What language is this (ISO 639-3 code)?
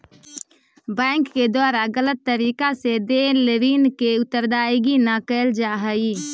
mag